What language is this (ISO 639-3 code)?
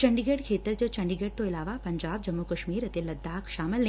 pan